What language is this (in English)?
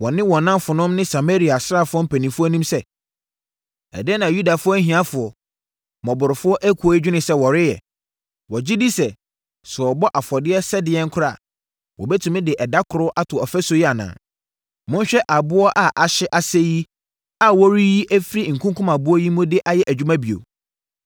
Akan